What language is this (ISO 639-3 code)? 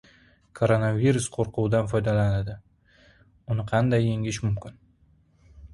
uzb